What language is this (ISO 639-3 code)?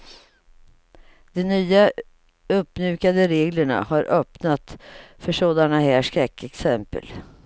swe